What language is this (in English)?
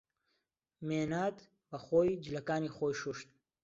Central Kurdish